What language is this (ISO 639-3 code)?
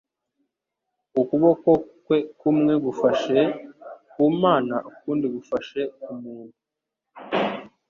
kin